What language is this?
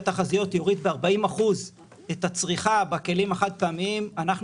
Hebrew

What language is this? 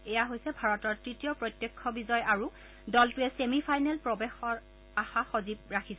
Assamese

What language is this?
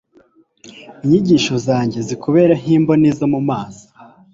Kinyarwanda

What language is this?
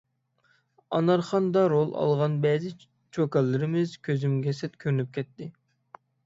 Uyghur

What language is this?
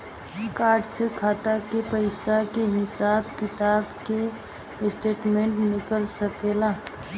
Bhojpuri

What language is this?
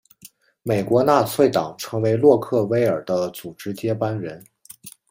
Chinese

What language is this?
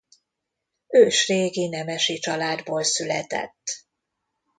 Hungarian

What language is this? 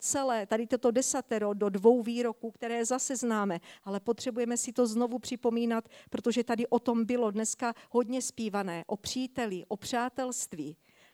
Czech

